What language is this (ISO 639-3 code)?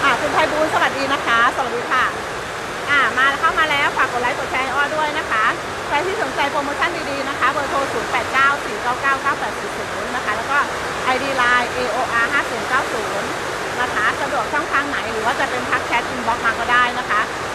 tha